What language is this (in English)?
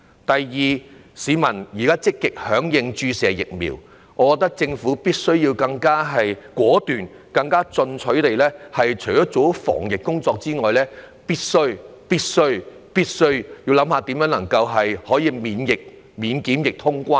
Cantonese